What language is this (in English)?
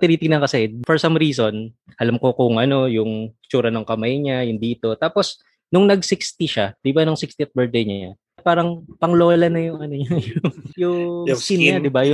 Filipino